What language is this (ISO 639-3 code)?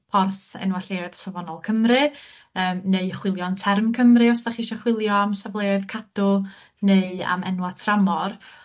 cym